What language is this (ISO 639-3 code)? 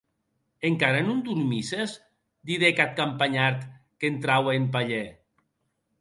oci